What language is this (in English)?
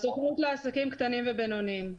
Hebrew